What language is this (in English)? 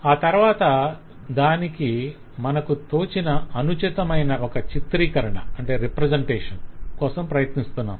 Telugu